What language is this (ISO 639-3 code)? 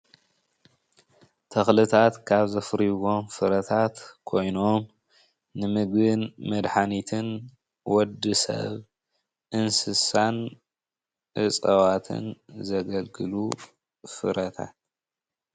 tir